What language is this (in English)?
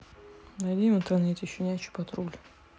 Russian